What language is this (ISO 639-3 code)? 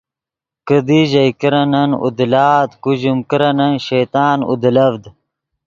ydg